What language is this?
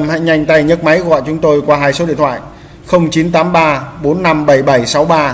Vietnamese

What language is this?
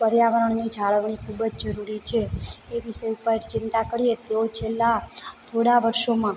Gujarati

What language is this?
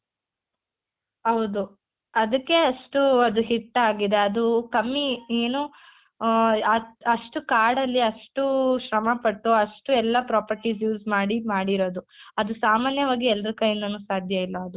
Kannada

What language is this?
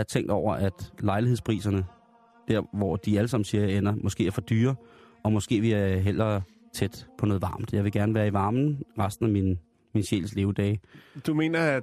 Danish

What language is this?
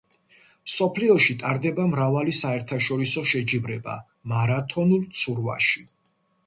Georgian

